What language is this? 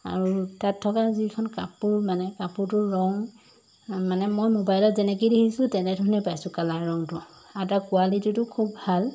Assamese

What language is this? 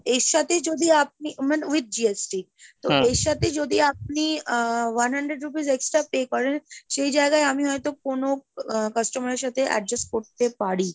Bangla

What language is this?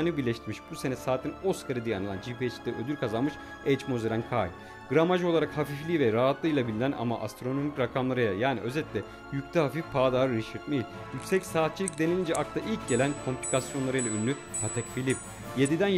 Turkish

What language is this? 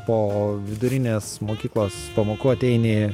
Lithuanian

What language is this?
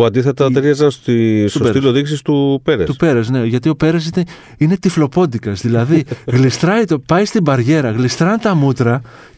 Greek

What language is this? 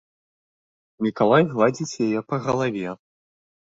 Belarusian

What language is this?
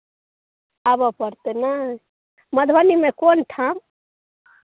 Maithili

